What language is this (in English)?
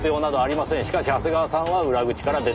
Japanese